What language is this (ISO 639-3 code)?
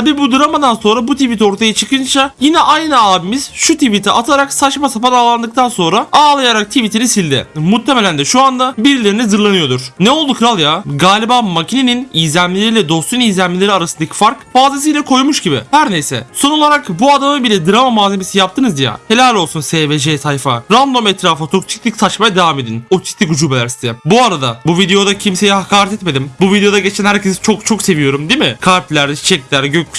tur